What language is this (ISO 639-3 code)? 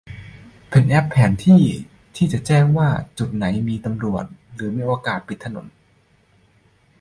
tha